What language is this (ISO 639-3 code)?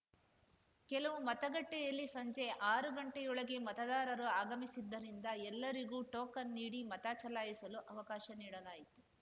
kan